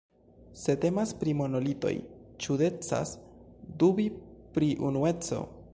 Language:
Esperanto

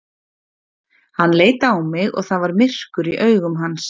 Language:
Icelandic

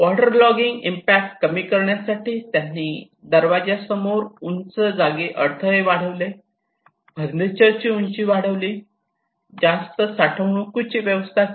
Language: Marathi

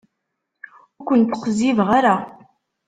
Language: Kabyle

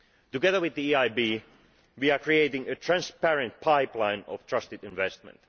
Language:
English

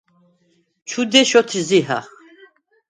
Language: Svan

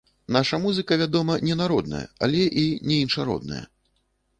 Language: Belarusian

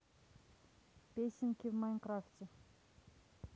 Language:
Russian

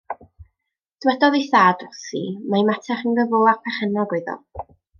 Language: Welsh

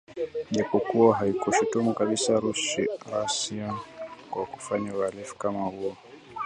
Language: Swahili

